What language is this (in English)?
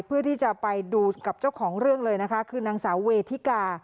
Thai